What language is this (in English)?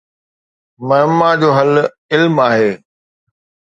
Sindhi